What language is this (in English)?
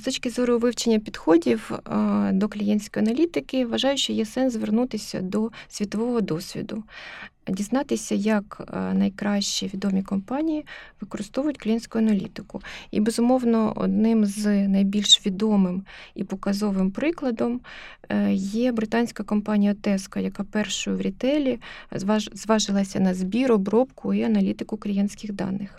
Ukrainian